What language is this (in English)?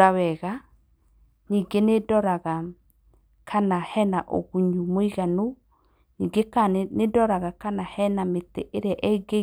Kikuyu